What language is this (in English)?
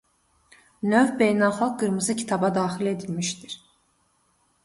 Azerbaijani